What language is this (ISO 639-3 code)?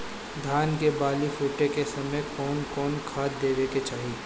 bho